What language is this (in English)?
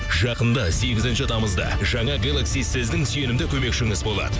Kazakh